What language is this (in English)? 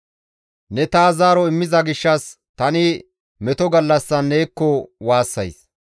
Gamo